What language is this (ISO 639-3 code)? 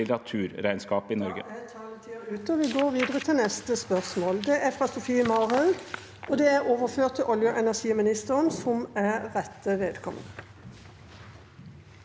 nor